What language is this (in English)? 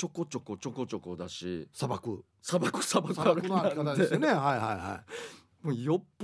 Japanese